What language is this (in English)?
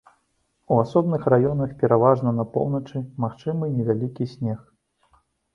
Belarusian